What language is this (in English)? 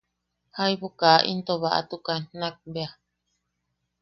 Yaqui